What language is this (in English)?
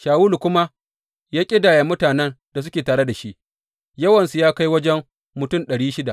Hausa